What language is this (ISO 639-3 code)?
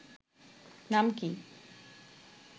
ben